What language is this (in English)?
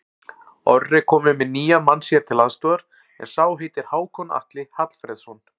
Icelandic